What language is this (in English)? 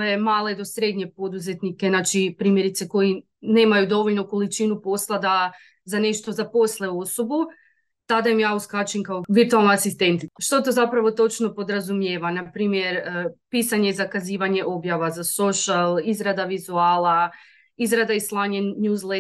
Croatian